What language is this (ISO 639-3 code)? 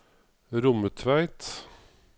nor